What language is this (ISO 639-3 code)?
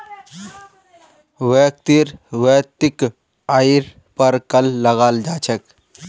mag